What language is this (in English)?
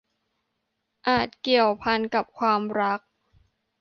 Thai